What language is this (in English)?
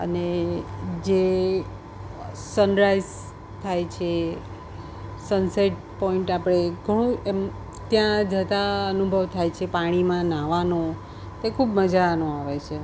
Gujarati